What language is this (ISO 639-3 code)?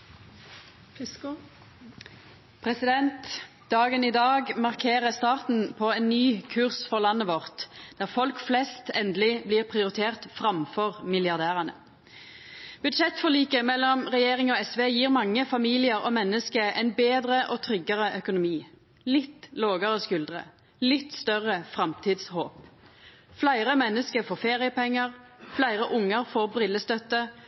nor